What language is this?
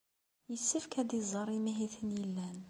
Kabyle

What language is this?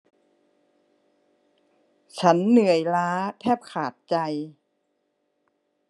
Thai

